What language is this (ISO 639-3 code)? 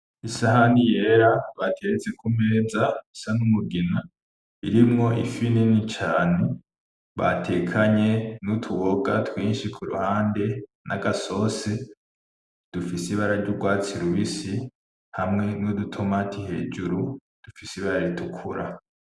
run